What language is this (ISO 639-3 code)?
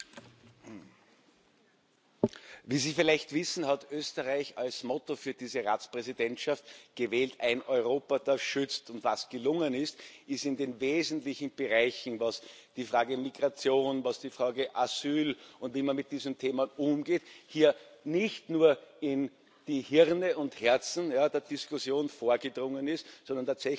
deu